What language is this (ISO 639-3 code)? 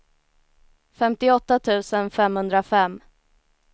swe